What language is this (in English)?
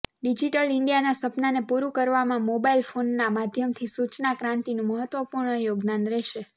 Gujarati